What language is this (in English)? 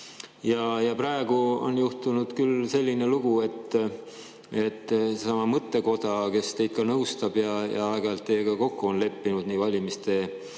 Estonian